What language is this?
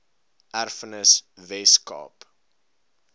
Afrikaans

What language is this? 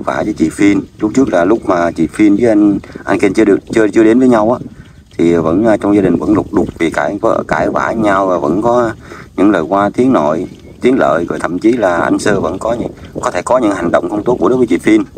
Vietnamese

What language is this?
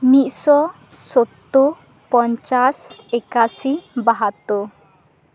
Santali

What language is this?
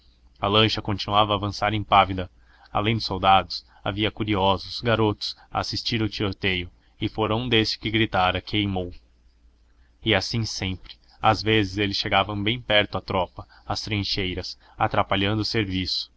Portuguese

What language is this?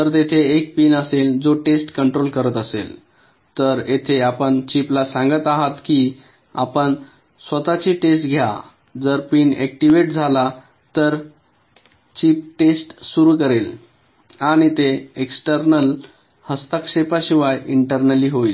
Marathi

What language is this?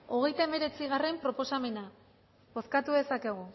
Basque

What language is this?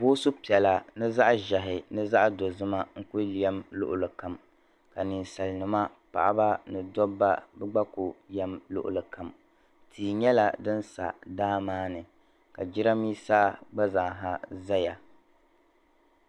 Dagbani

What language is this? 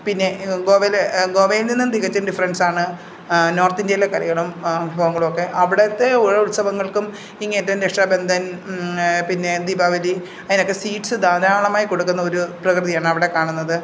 Malayalam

